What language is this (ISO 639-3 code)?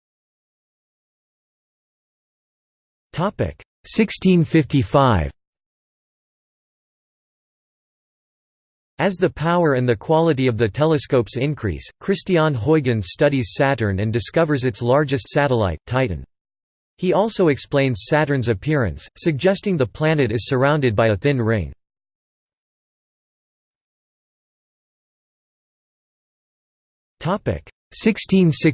eng